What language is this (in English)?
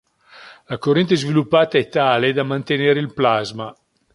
Italian